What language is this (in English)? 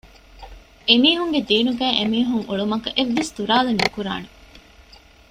Divehi